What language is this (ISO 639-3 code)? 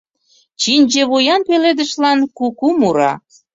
chm